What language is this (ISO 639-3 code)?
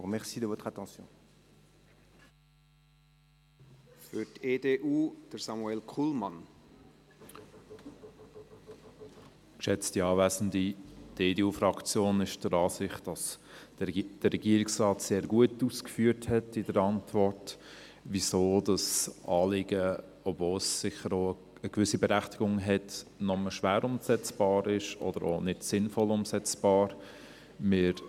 gsw